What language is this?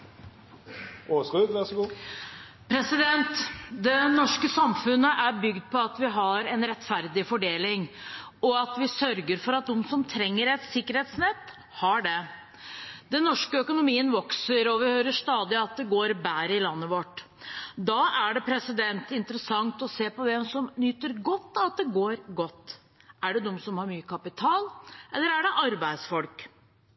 Norwegian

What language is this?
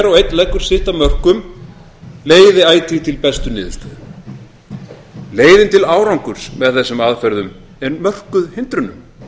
Icelandic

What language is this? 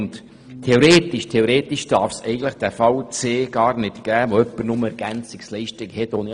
Swiss German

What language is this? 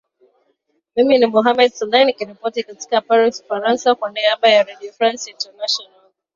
Swahili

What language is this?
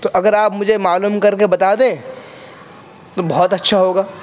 Urdu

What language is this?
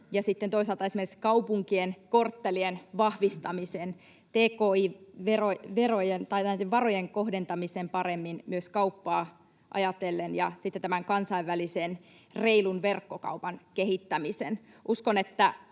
Finnish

